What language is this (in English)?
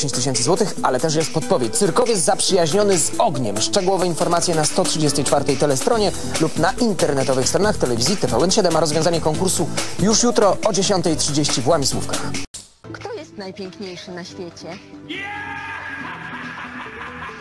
Polish